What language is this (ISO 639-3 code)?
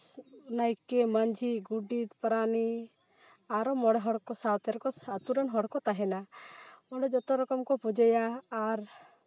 sat